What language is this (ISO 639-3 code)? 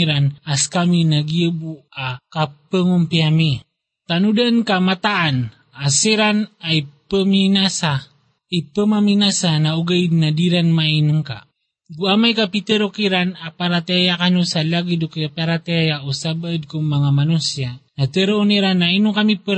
fil